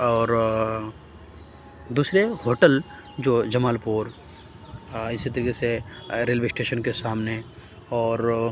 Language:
Urdu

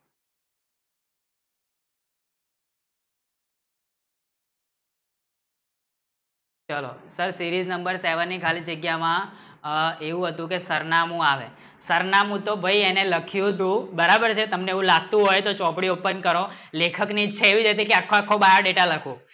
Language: Gujarati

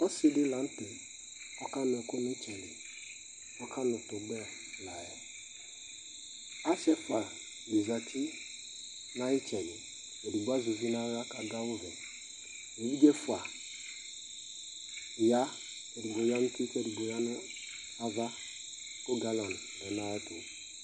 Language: Ikposo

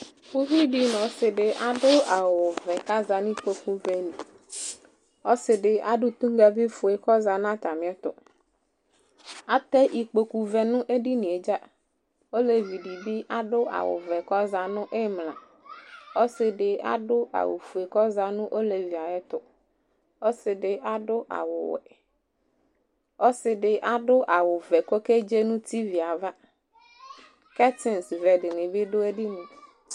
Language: Ikposo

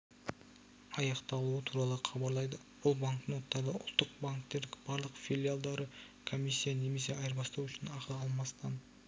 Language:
Kazakh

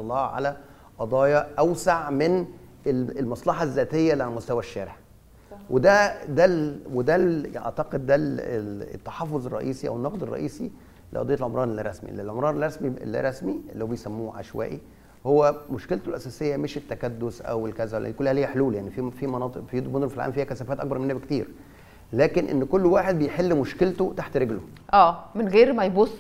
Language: Arabic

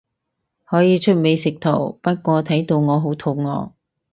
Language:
Cantonese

